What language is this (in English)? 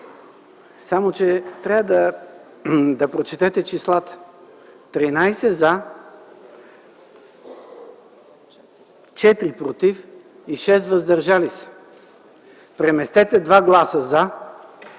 Bulgarian